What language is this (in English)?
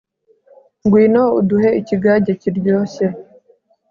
Kinyarwanda